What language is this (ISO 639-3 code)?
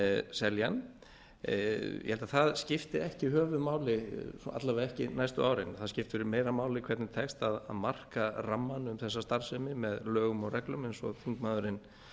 isl